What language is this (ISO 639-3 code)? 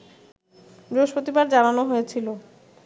ben